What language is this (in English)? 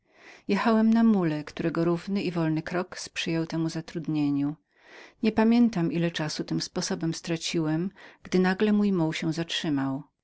Polish